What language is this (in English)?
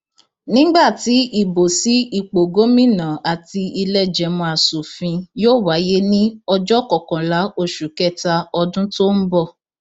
Yoruba